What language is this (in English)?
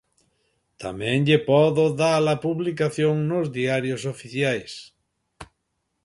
Galician